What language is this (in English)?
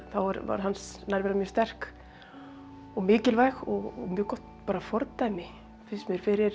Icelandic